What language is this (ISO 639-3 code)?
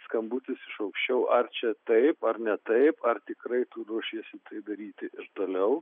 lit